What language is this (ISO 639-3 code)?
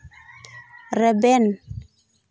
sat